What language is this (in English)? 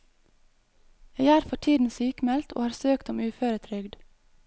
Norwegian